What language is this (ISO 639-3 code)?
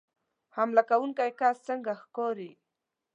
pus